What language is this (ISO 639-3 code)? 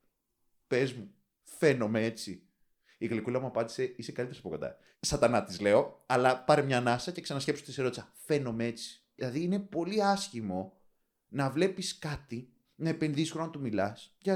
ell